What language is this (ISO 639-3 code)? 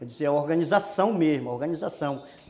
por